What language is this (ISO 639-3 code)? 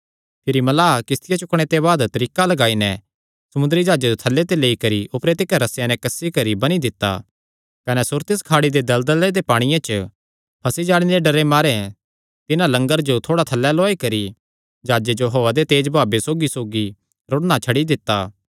xnr